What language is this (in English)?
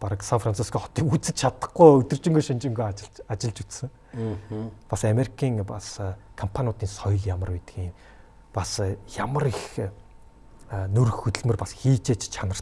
Korean